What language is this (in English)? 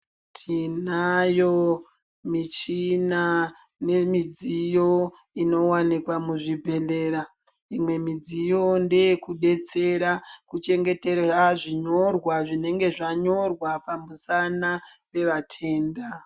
Ndau